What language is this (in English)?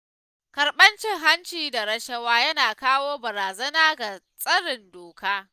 Hausa